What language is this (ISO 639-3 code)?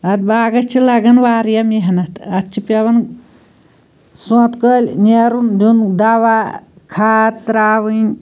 kas